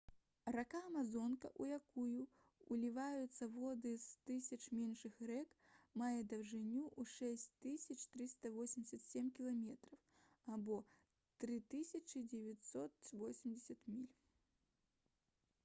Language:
Belarusian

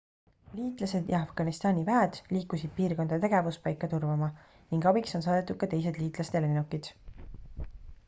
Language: Estonian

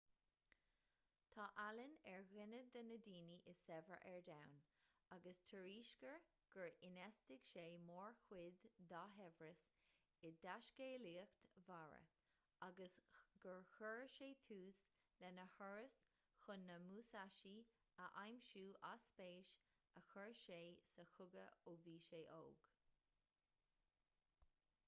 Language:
Irish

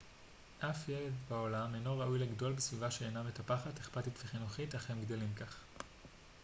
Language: Hebrew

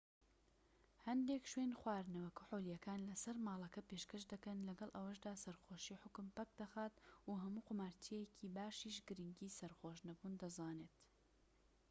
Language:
Central Kurdish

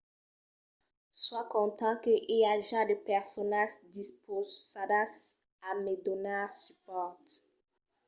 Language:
Occitan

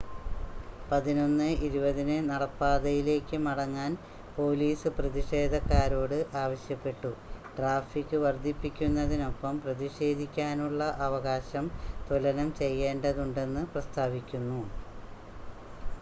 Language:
Malayalam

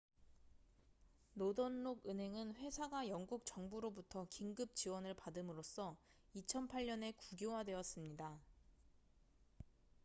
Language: Korean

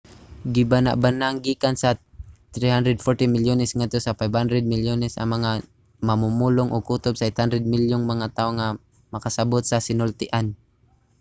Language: Cebuano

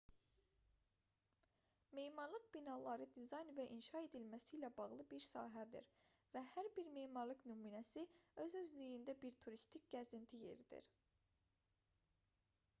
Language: Azerbaijani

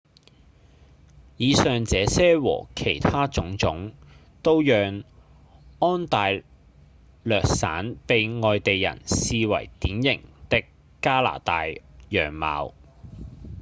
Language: Cantonese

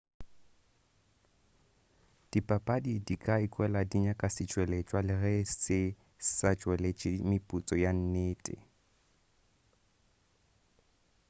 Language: Northern Sotho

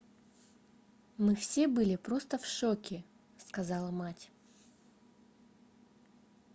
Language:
Russian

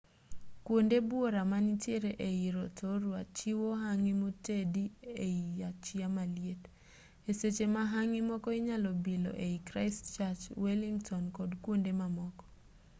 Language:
Luo (Kenya and Tanzania)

